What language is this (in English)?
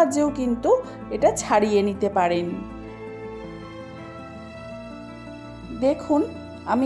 Bangla